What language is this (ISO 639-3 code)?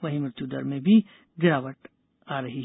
hin